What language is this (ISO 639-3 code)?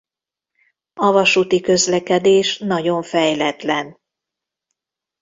hun